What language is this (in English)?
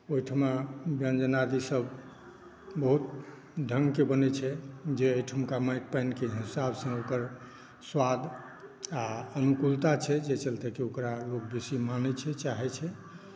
Maithili